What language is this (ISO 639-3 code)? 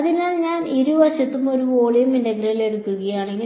mal